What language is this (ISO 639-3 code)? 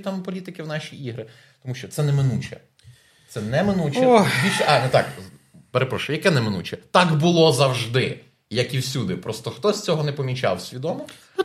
ukr